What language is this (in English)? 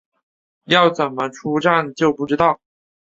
Chinese